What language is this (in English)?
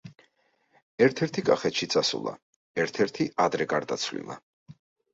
Georgian